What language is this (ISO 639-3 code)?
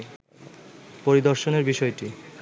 ben